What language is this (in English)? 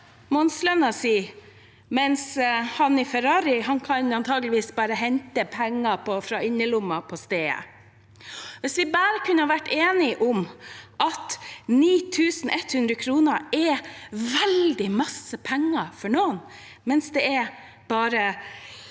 Norwegian